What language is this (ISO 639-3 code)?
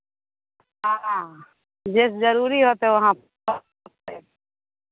mai